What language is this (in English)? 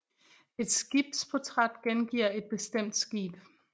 Danish